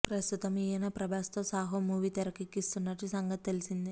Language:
Telugu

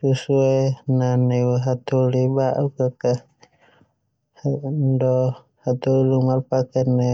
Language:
Termanu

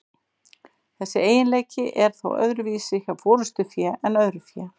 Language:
Icelandic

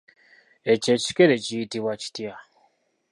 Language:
Ganda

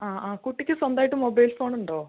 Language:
Malayalam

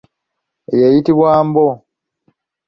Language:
Ganda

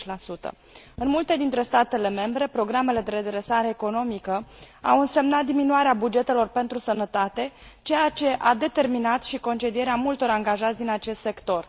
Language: Romanian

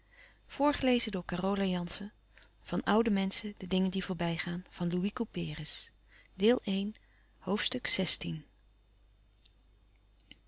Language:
Dutch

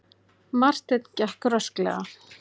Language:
Icelandic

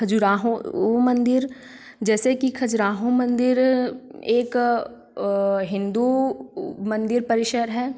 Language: Hindi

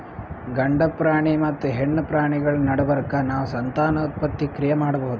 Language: Kannada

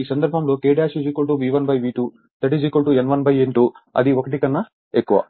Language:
Telugu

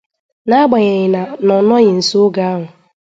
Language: Igbo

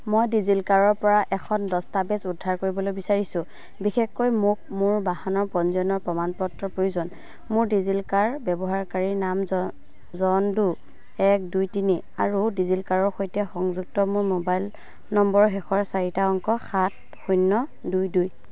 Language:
Assamese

